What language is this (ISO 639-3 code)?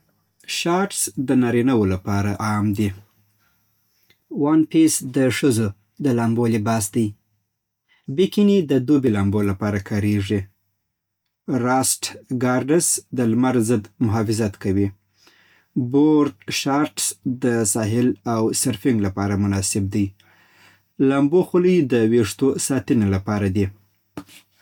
pbt